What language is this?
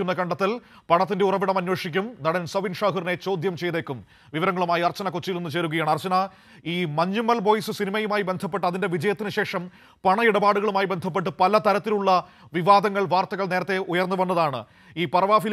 Malayalam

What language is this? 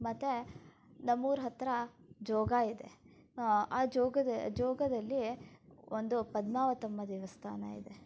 Kannada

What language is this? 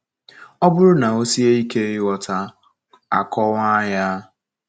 Igbo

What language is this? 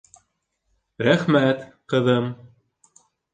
Bashkir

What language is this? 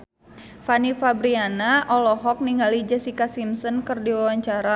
Sundanese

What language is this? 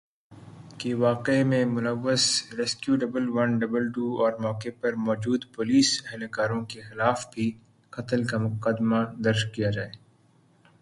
Urdu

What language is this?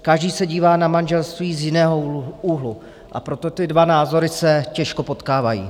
Czech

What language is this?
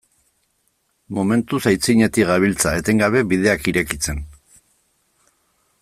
Basque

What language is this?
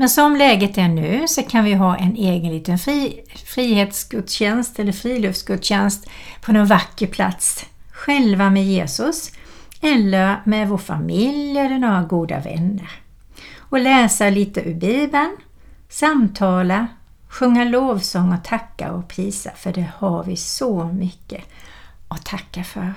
Swedish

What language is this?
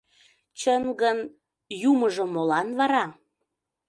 Mari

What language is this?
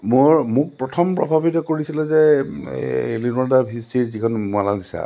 Assamese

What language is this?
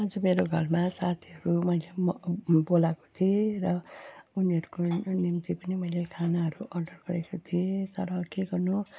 Nepali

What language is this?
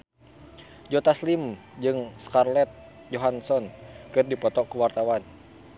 Sundanese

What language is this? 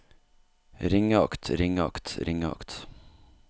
Norwegian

